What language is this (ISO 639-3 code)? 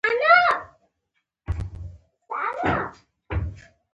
pus